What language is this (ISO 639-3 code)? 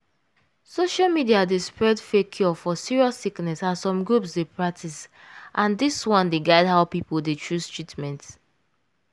pcm